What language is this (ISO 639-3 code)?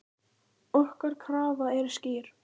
isl